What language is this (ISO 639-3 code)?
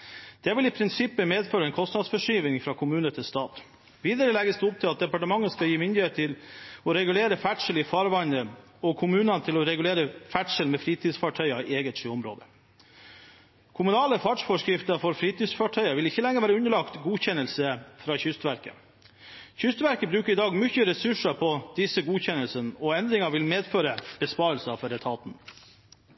nob